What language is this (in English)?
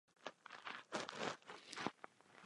Czech